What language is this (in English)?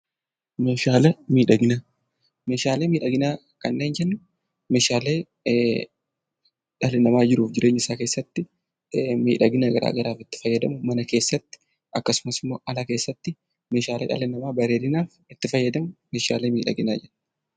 Oromo